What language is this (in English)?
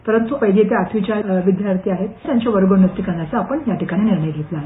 Marathi